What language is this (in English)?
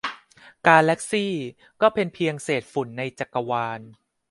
Thai